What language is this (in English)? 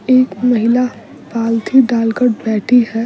Hindi